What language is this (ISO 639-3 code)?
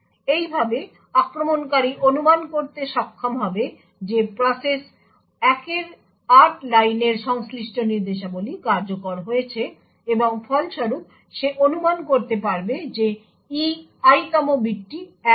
ben